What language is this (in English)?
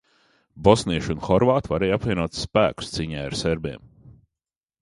Latvian